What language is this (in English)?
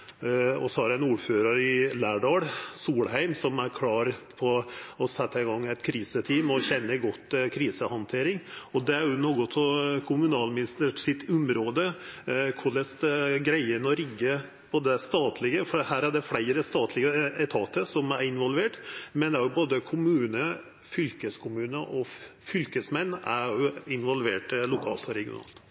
Norwegian Nynorsk